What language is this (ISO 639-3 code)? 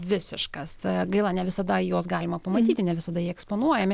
lit